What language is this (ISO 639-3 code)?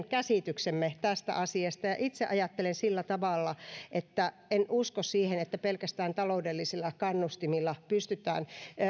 fin